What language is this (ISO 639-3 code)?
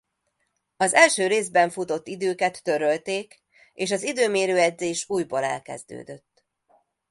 hun